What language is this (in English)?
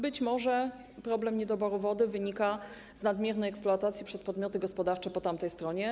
Polish